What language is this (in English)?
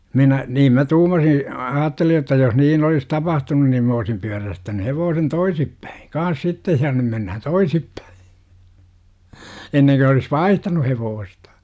Finnish